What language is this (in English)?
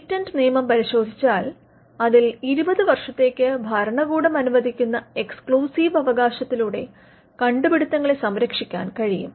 Malayalam